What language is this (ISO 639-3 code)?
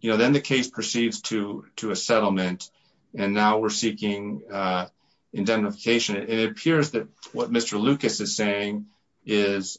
eng